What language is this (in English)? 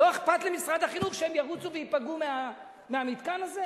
Hebrew